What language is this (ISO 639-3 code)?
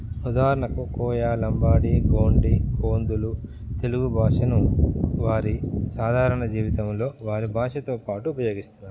tel